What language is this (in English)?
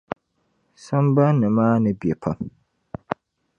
Dagbani